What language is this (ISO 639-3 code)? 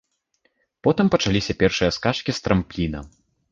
bel